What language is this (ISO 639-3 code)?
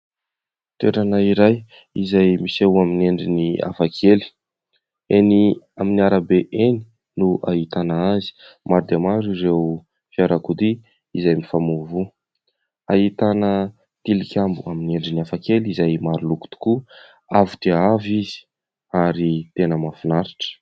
mlg